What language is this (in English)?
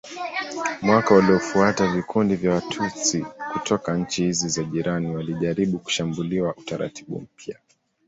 Swahili